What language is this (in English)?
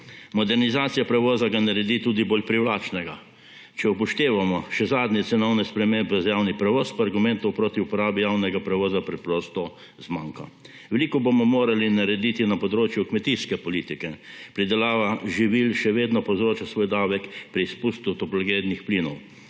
Slovenian